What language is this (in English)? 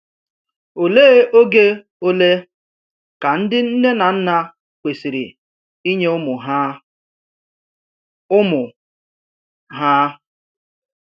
Igbo